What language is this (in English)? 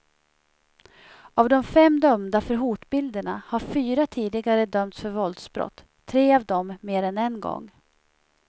Swedish